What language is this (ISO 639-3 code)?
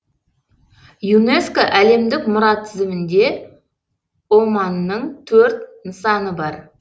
kaz